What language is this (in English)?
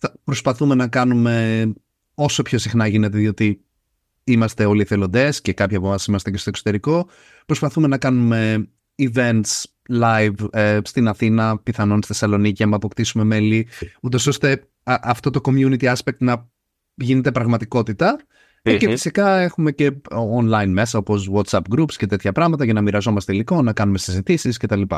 Greek